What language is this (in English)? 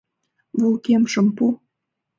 Mari